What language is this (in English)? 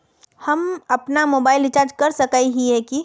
Magahi